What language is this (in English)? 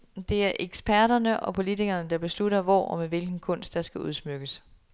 Danish